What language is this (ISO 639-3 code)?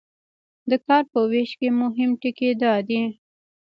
pus